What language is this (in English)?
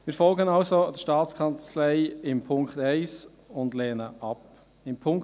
Swiss German